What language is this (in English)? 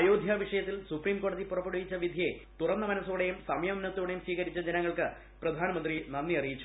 Malayalam